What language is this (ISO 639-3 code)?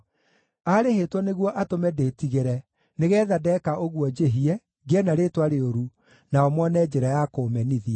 kik